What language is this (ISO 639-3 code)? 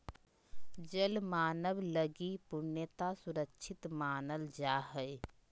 mag